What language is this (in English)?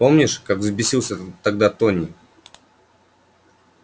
Russian